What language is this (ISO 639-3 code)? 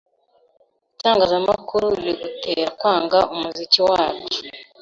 kin